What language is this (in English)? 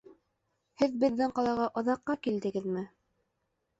Bashkir